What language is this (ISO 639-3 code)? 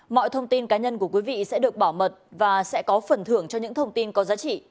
vie